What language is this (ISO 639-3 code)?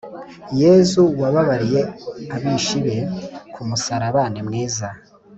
kin